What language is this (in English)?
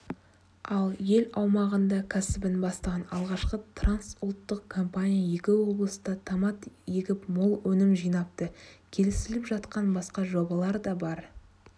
Kazakh